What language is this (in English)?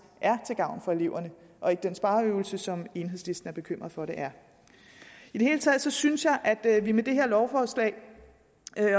Danish